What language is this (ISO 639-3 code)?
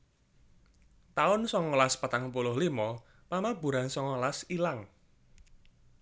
jav